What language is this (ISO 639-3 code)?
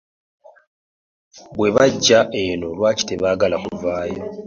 lug